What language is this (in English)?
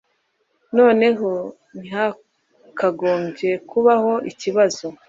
Kinyarwanda